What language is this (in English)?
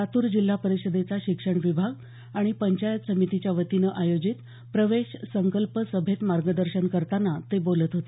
Marathi